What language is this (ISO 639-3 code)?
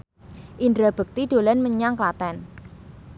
jav